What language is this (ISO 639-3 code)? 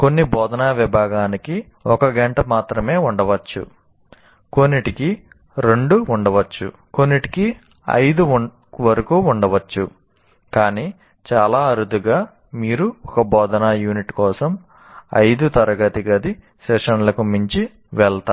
tel